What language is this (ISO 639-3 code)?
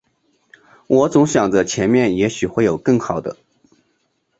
zho